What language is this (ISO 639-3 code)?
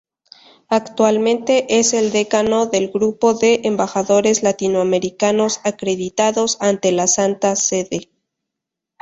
spa